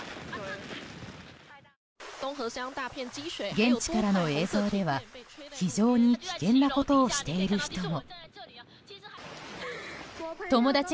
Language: Japanese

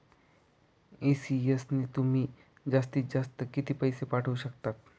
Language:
Marathi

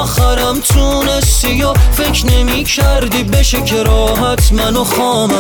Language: Persian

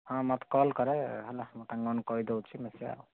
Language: Odia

